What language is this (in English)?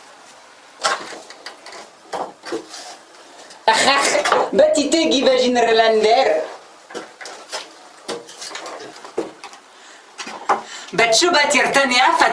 Spanish